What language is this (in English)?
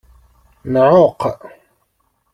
Kabyle